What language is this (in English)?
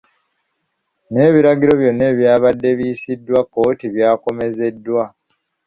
Ganda